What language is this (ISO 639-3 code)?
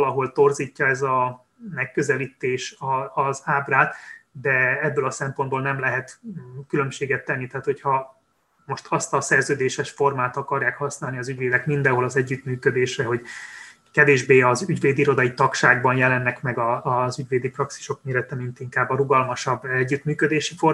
hun